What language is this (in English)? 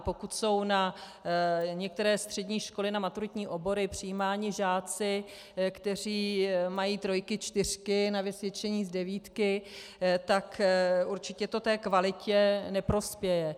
Czech